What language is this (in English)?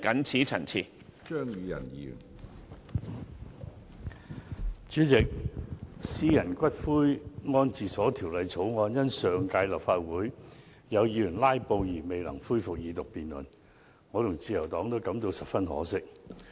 Cantonese